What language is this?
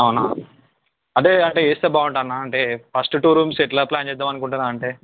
Telugu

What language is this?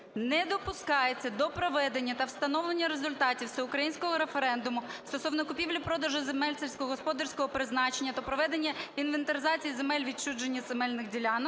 Ukrainian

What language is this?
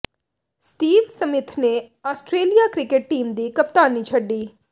Punjabi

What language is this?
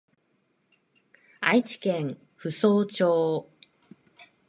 Japanese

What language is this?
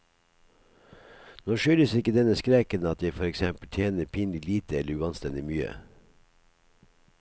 Norwegian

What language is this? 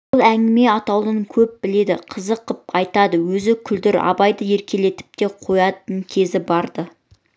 Kazakh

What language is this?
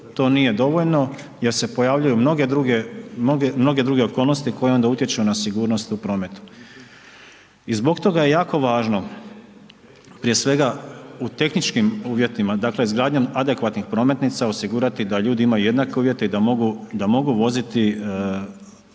Croatian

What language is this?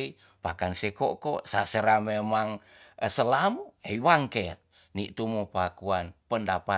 Tonsea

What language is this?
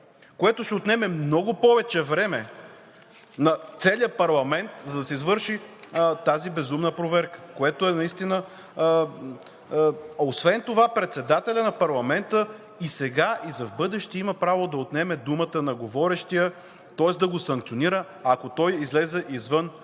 Bulgarian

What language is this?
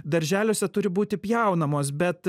Lithuanian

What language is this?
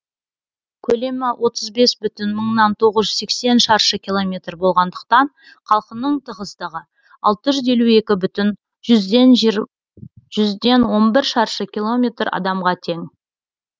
Kazakh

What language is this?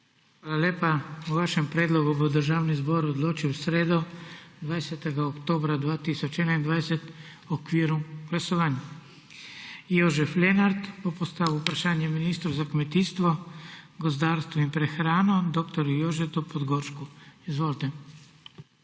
Slovenian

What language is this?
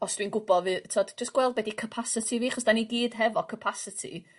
Welsh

